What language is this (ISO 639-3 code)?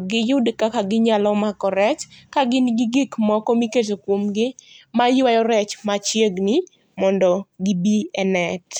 luo